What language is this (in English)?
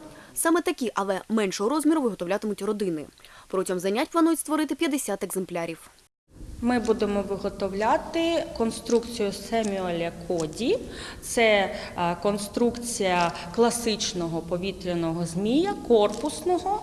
Ukrainian